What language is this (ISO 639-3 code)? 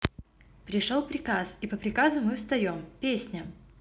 rus